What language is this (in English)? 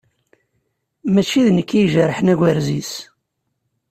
Kabyle